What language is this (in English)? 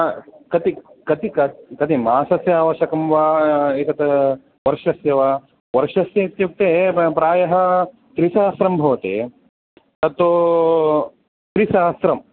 Sanskrit